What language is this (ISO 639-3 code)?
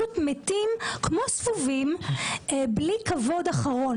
heb